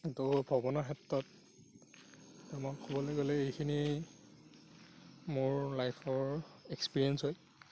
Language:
Assamese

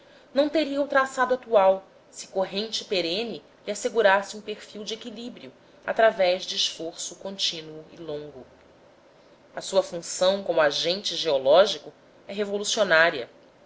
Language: Portuguese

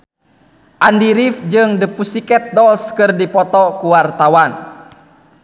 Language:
Sundanese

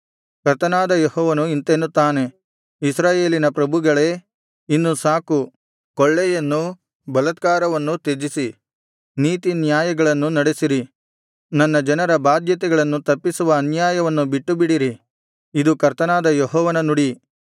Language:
Kannada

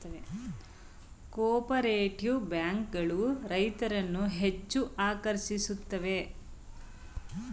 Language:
Kannada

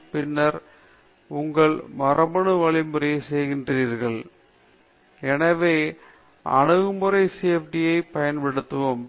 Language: Tamil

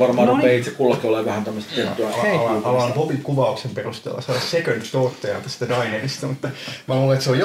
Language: Finnish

